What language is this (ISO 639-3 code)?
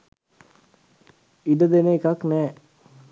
sin